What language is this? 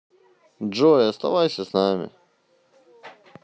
Russian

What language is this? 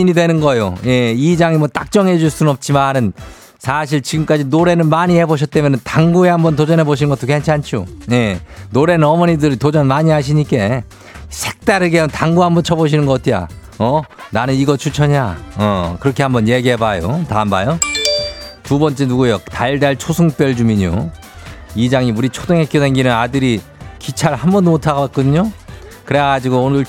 Korean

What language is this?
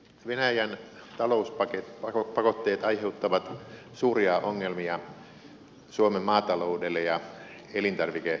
Finnish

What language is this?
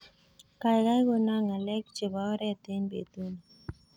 Kalenjin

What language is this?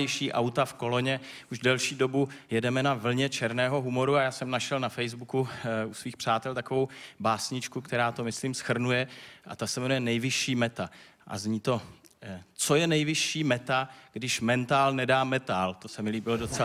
Czech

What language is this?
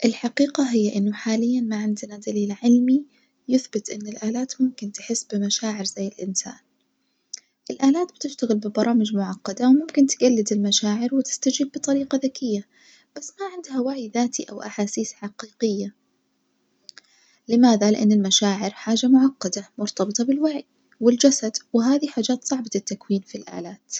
Najdi Arabic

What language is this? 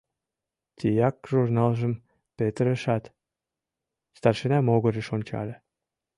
Mari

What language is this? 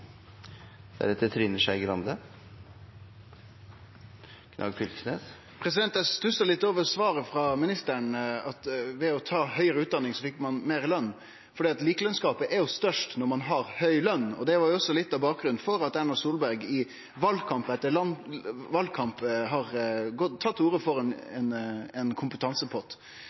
Norwegian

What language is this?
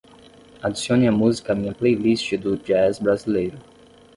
Portuguese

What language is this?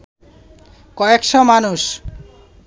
Bangla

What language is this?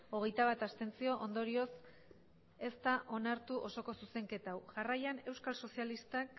Basque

